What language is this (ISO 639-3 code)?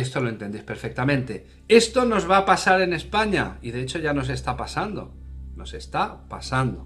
spa